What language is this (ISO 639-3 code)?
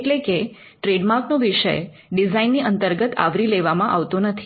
guj